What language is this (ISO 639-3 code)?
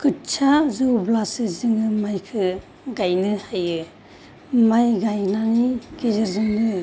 brx